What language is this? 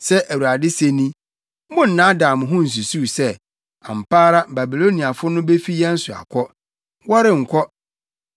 Akan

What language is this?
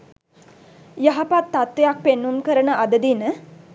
Sinhala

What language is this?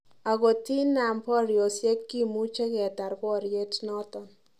Kalenjin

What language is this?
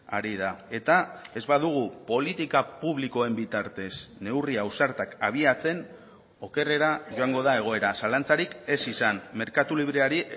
Basque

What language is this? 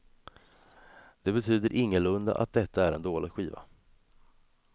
Swedish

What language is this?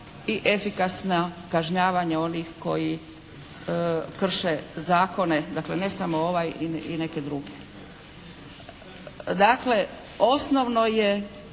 Croatian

